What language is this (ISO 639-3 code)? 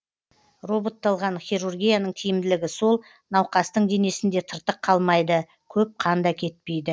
kaz